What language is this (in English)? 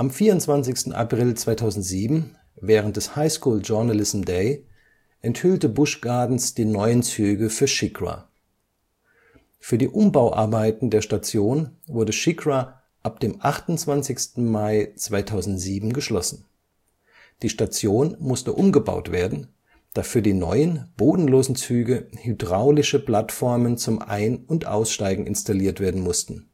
German